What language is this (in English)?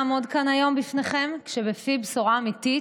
Hebrew